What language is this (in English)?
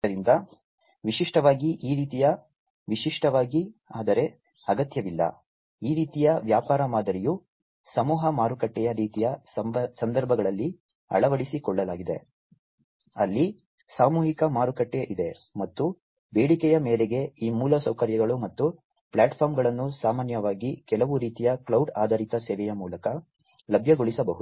Kannada